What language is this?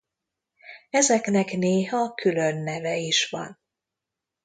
Hungarian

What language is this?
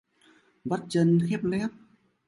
Vietnamese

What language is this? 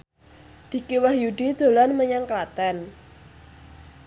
Javanese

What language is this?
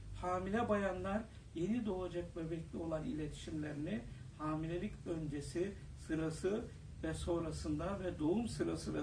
Turkish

